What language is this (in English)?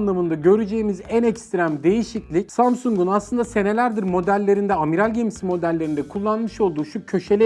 Turkish